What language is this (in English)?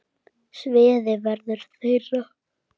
Icelandic